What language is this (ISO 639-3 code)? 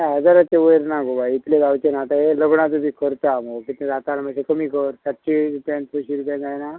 kok